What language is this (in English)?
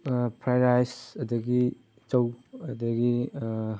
Manipuri